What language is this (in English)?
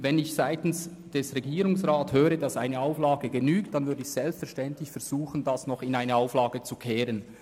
Swiss German